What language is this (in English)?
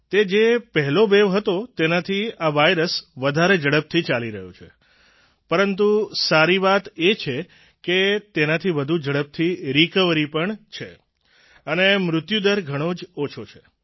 Gujarati